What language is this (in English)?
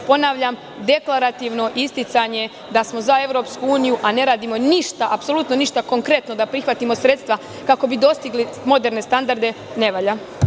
Serbian